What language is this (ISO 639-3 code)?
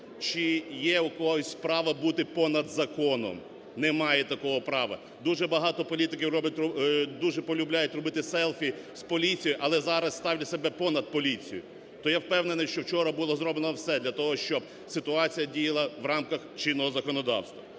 ukr